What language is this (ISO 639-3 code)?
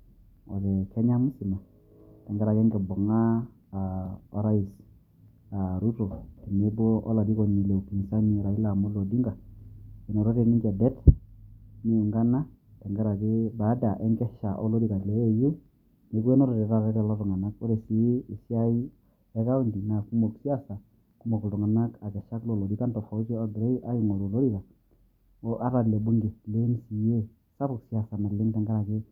mas